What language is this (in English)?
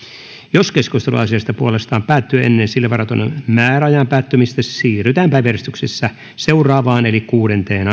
Finnish